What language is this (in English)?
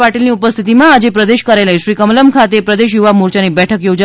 Gujarati